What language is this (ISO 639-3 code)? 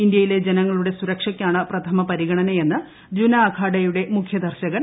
mal